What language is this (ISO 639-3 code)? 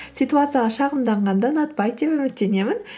kaz